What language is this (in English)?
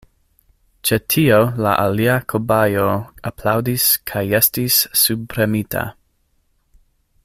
Esperanto